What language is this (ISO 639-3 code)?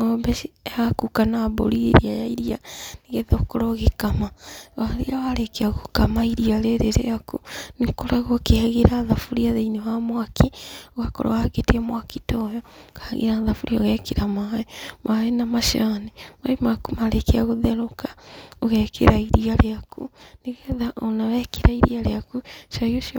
kik